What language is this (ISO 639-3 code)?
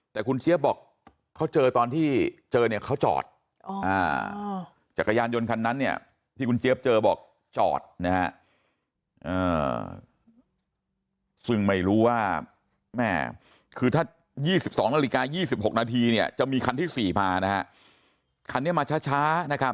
tha